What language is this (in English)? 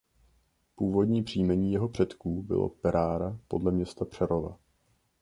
Czech